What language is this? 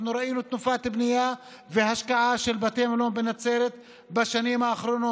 Hebrew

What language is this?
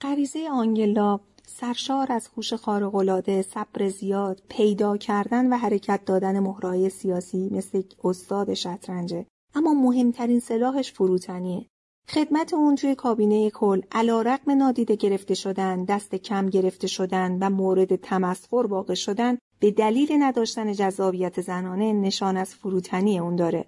Persian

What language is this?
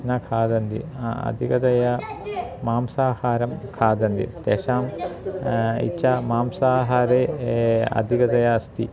Sanskrit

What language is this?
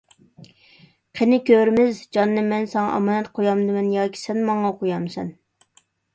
Uyghur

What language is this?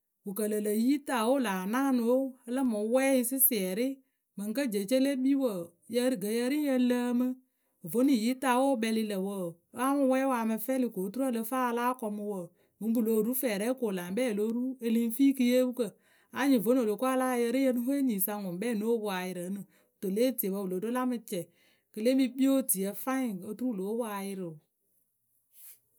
Akebu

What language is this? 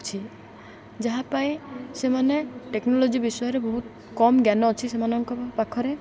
Odia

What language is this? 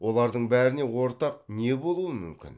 Kazakh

